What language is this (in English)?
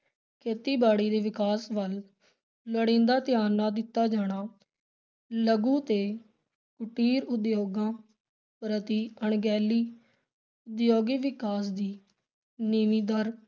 Punjabi